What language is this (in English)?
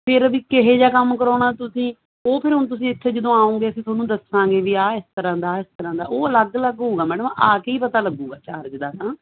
Punjabi